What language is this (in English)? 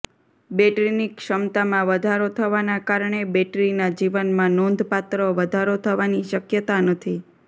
Gujarati